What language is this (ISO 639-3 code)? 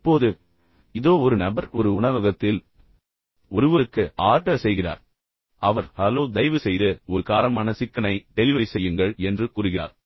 tam